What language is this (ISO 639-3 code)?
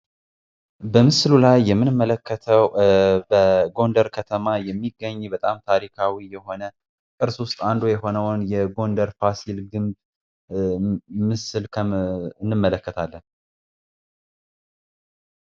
amh